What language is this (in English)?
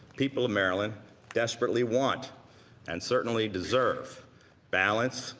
English